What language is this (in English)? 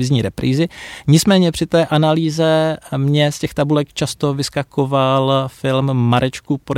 Czech